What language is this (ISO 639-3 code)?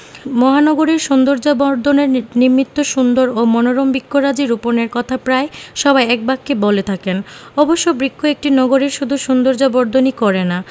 ben